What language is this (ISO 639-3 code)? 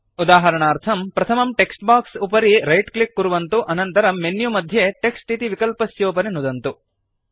san